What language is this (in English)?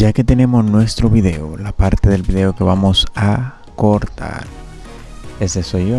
Spanish